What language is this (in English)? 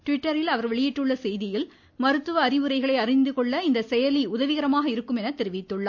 Tamil